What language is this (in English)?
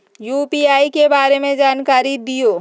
Magahi